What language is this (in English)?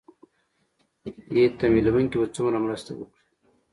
Pashto